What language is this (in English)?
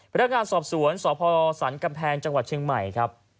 Thai